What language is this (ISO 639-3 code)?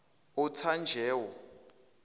zul